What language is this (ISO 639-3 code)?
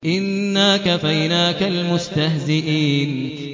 ara